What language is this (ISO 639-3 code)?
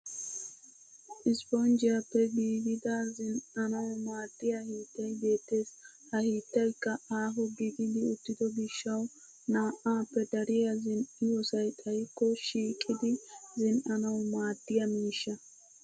wal